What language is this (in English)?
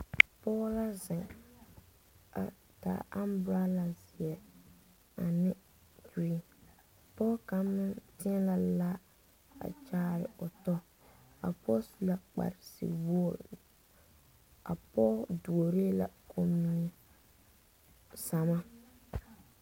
Southern Dagaare